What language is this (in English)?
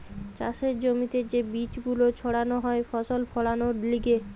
Bangla